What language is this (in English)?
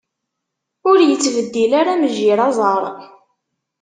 Kabyle